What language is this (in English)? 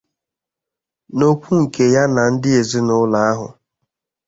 Igbo